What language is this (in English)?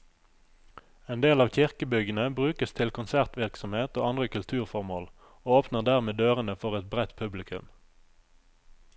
Norwegian